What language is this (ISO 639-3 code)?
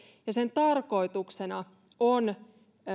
fin